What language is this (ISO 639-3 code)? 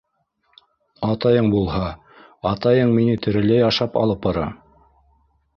bak